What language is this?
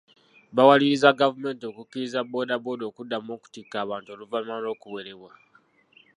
Ganda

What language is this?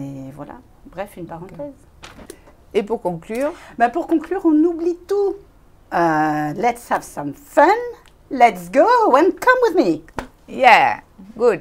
French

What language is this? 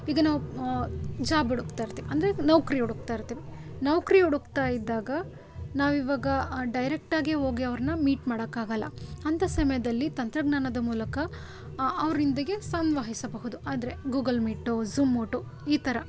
Kannada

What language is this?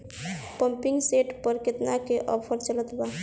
Bhojpuri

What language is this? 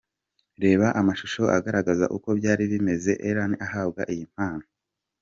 Kinyarwanda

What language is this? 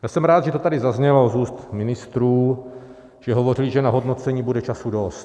Czech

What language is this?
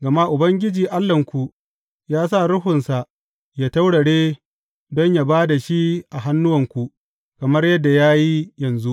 Hausa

